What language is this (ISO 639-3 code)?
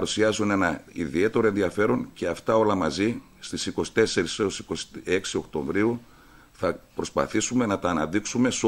ell